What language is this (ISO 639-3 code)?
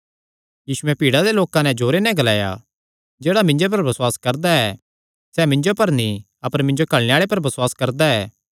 xnr